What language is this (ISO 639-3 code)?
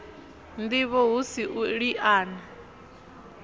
ven